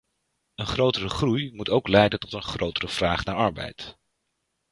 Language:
Dutch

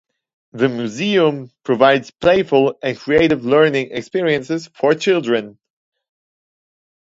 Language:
English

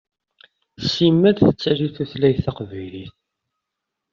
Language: Kabyle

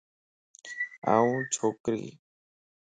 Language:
Lasi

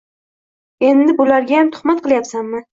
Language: Uzbek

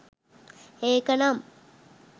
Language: Sinhala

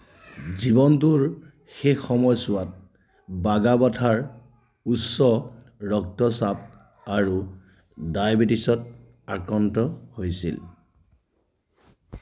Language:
Assamese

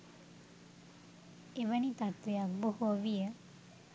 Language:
Sinhala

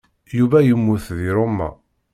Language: Kabyle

